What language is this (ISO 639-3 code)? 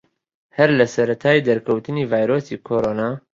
ckb